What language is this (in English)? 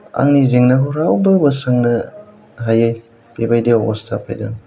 Bodo